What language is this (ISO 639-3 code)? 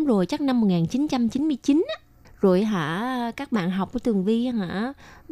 vie